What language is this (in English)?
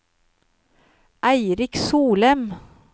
Norwegian